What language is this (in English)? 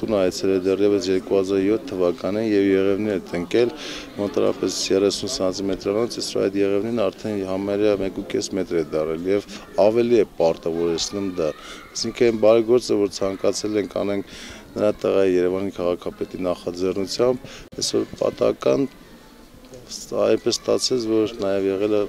Romanian